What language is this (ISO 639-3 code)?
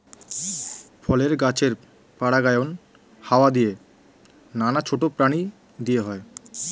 ben